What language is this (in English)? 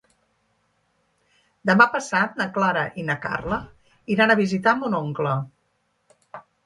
Catalan